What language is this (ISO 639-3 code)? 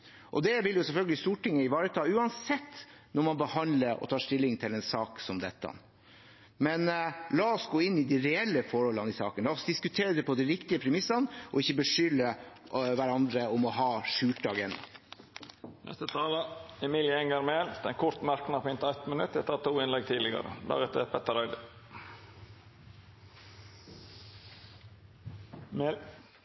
nor